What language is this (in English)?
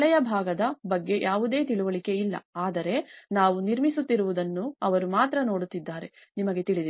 Kannada